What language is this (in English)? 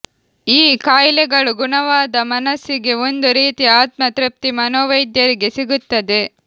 Kannada